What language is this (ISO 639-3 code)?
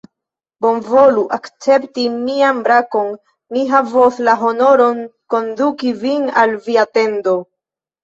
epo